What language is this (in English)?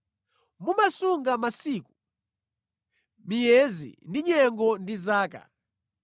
Nyanja